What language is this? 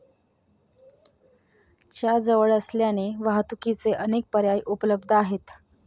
Marathi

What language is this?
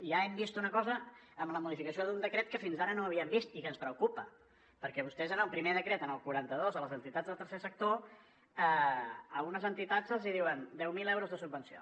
Catalan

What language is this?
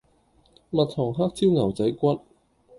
Cantonese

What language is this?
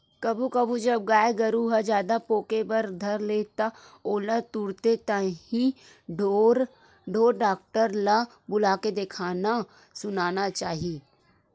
Chhattisgarhi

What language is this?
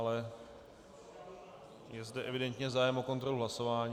Czech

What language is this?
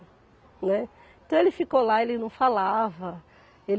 Portuguese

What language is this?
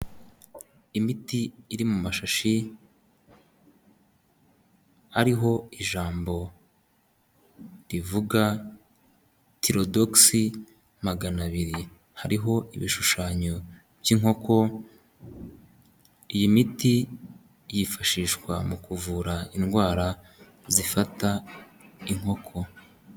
Kinyarwanda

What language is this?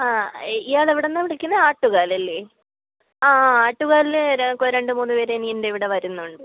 Malayalam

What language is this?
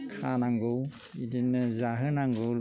Bodo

